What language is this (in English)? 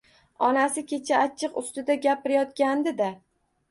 Uzbek